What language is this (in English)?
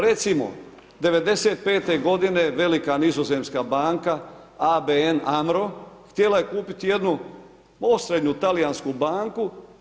Croatian